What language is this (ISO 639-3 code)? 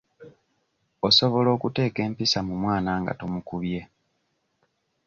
lug